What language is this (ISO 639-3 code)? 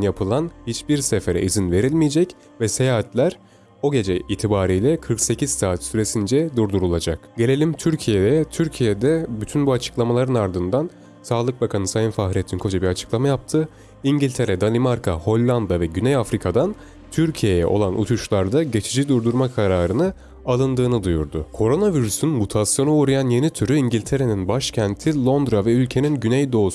tur